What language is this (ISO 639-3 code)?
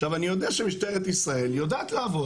heb